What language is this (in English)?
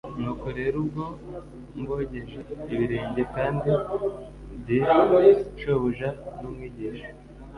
Kinyarwanda